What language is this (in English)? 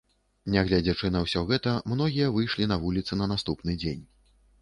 Belarusian